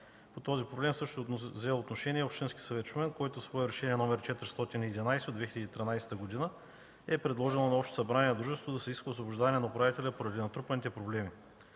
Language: Bulgarian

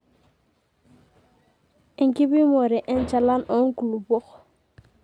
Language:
Masai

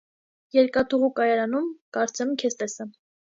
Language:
Armenian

